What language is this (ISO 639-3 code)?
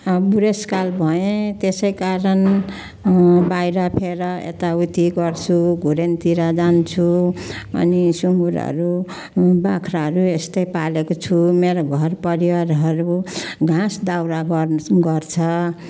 nep